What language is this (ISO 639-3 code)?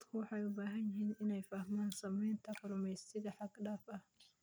som